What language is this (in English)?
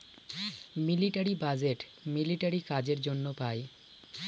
Bangla